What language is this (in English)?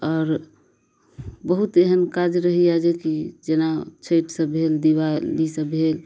Maithili